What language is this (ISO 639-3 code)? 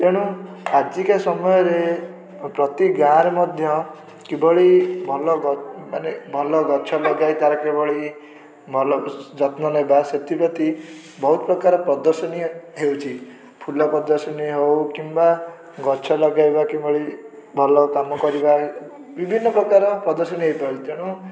ori